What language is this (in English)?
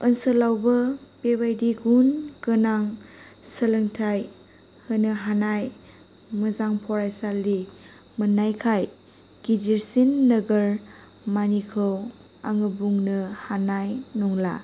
Bodo